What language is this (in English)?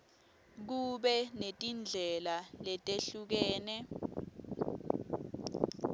Swati